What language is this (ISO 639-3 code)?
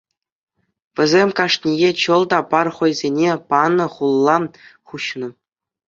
chv